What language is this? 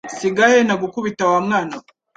Kinyarwanda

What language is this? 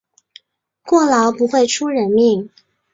Chinese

